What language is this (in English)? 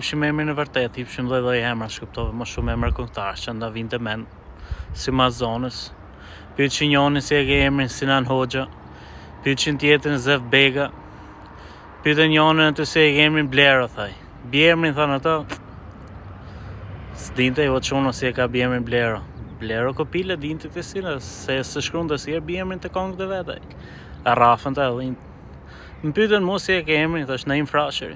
Romanian